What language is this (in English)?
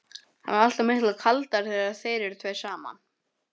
Icelandic